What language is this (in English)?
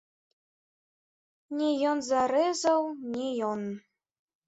Belarusian